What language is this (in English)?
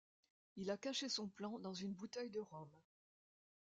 French